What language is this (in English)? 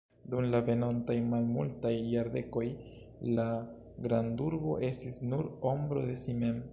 Esperanto